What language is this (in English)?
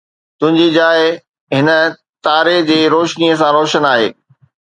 Sindhi